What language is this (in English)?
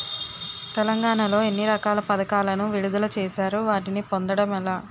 Telugu